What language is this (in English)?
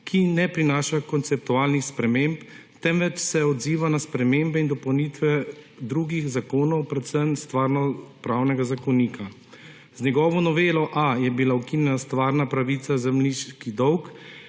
Slovenian